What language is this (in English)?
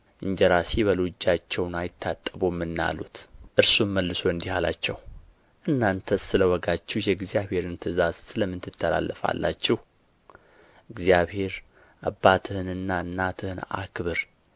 Amharic